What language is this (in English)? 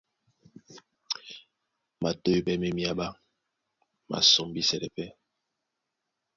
Duala